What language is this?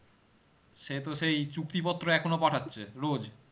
Bangla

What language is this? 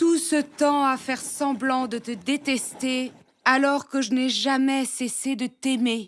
French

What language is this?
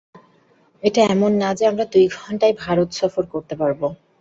Bangla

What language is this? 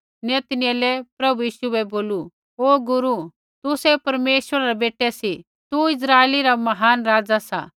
Kullu Pahari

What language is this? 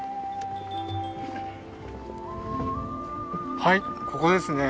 Japanese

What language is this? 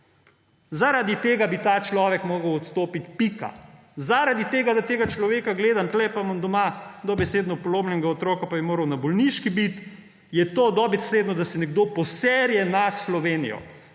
Slovenian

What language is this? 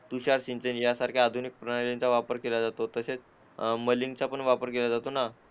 Marathi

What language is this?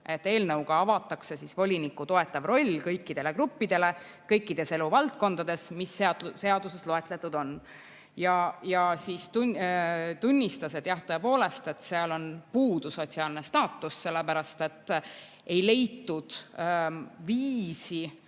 Estonian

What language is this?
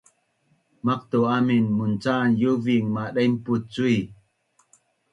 Bunun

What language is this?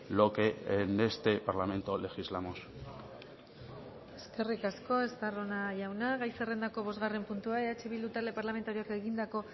Basque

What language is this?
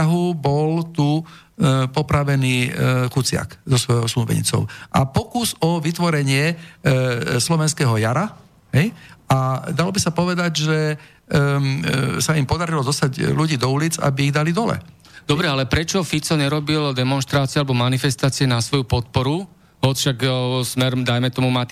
Slovak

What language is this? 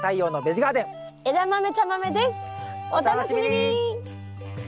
Japanese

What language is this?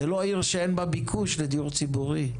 Hebrew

